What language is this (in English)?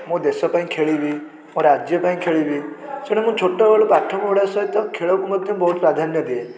Odia